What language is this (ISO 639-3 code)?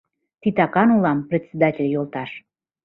chm